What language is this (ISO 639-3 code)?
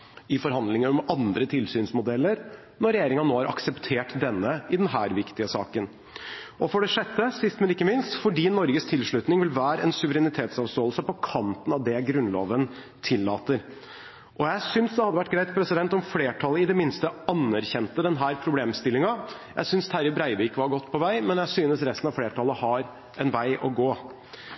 nob